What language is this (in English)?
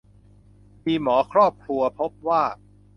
Thai